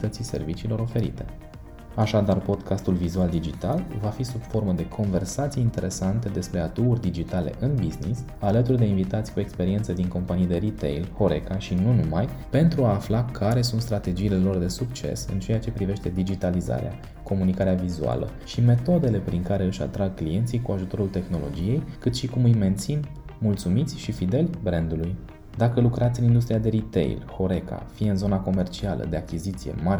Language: Romanian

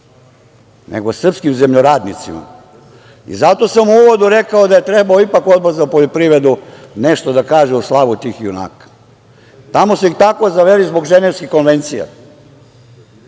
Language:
Serbian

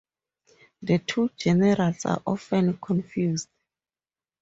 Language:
English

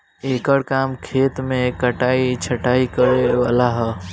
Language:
Bhojpuri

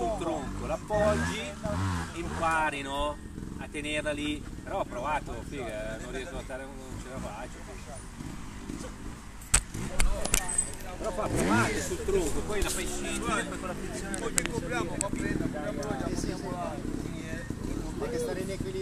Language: Italian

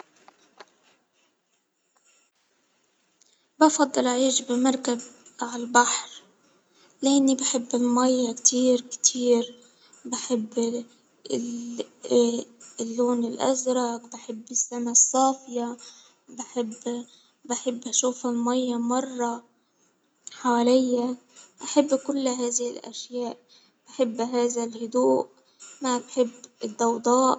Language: Hijazi Arabic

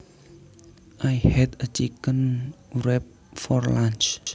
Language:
Javanese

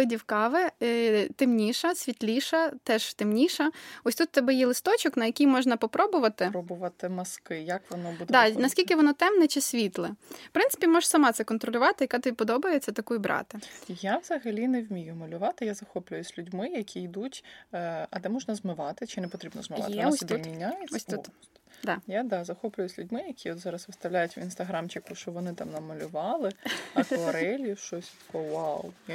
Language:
Ukrainian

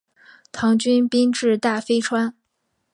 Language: Chinese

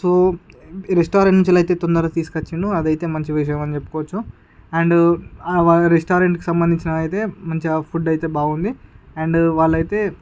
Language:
Telugu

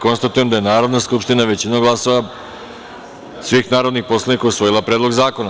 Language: Serbian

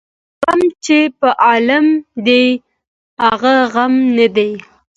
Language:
Pashto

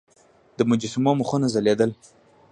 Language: Pashto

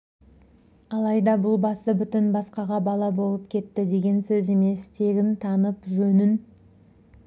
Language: Kazakh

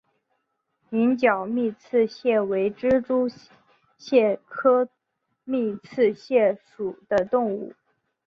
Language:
Chinese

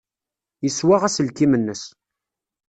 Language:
Kabyle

